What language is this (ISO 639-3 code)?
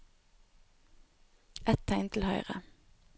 nor